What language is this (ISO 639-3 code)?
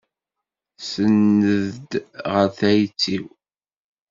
kab